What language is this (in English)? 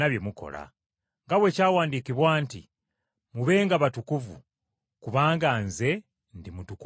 Ganda